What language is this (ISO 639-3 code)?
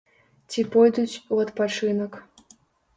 bel